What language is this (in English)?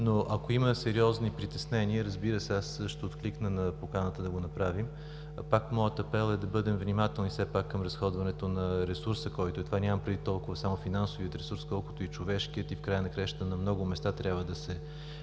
Bulgarian